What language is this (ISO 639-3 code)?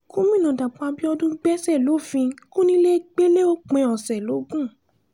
yor